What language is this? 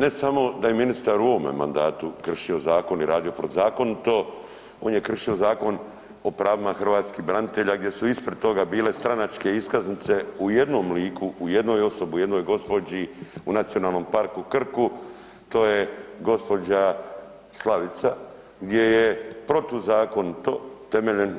Croatian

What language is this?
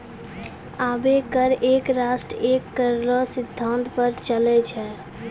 Maithili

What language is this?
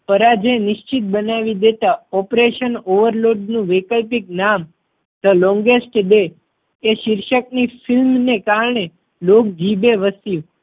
Gujarati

